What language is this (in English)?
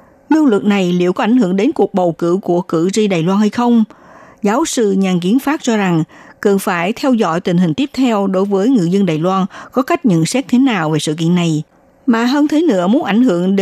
Vietnamese